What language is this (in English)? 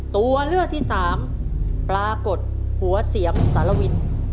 Thai